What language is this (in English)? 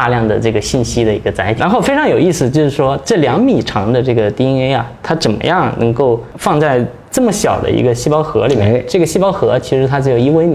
Chinese